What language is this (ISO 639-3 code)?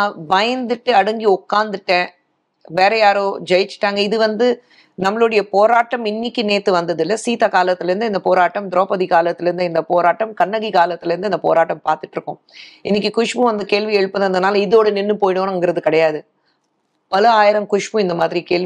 tam